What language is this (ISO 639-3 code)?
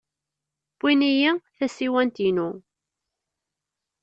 kab